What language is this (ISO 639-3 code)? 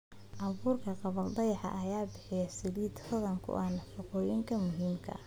som